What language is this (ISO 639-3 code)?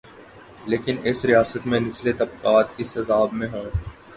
urd